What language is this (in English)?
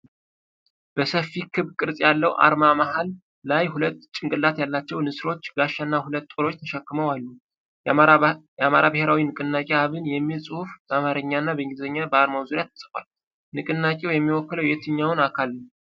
Amharic